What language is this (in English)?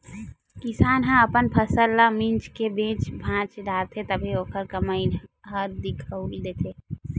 Chhattisgarhi